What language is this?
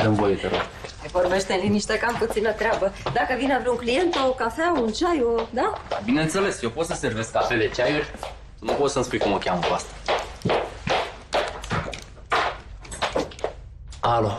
Romanian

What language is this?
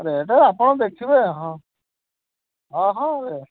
Odia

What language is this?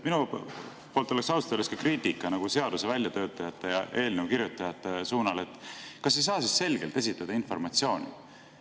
Estonian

